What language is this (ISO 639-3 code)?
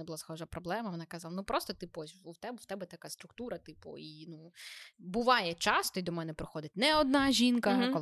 ukr